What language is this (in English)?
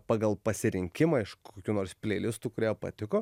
Lithuanian